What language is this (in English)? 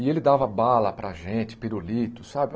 Portuguese